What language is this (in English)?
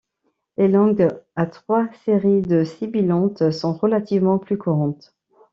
French